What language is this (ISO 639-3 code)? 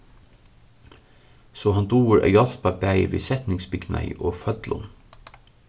fao